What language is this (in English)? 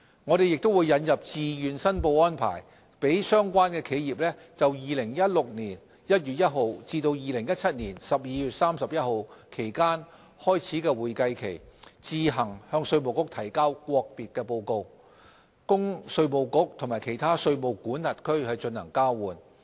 Cantonese